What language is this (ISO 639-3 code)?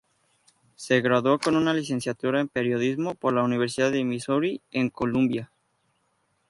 spa